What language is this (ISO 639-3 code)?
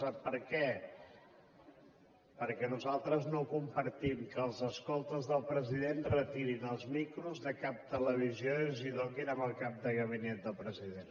cat